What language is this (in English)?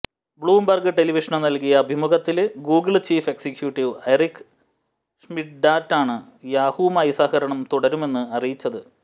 Malayalam